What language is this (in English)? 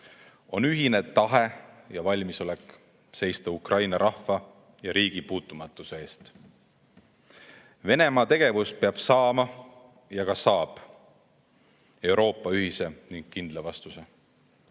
Estonian